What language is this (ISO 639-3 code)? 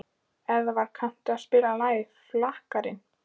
isl